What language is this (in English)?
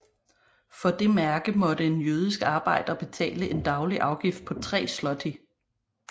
Danish